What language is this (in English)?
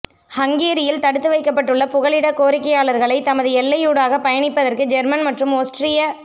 Tamil